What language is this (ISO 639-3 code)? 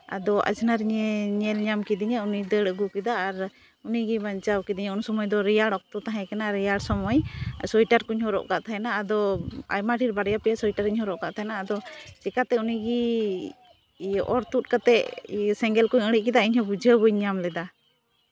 sat